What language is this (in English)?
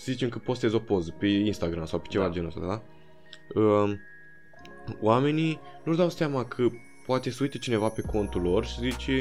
Romanian